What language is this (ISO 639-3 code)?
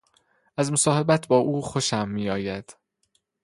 fas